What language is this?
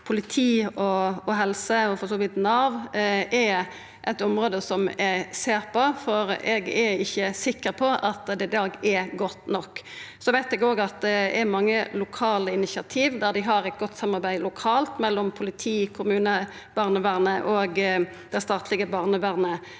Norwegian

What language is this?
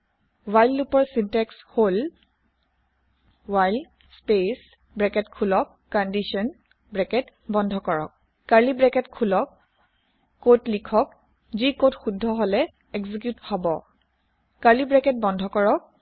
Assamese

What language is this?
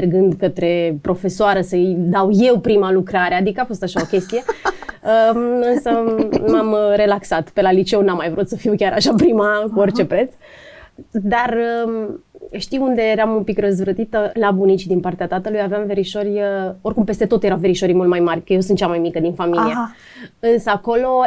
Romanian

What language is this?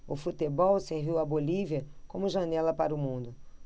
Portuguese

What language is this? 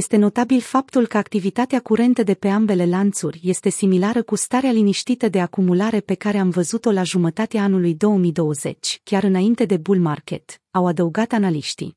Romanian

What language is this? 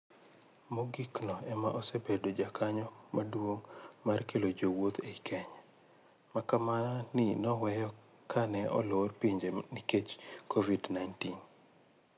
Luo (Kenya and Tanzania)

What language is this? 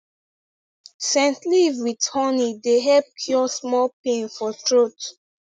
Nigerian Pidgin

